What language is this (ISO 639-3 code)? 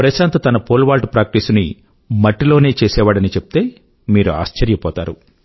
tel